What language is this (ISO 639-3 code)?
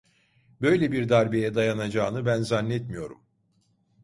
tur